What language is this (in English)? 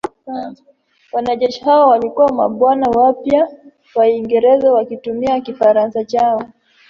Swahili